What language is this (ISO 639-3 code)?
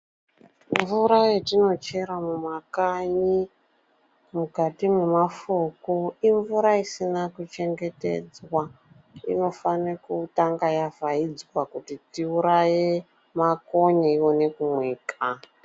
ndc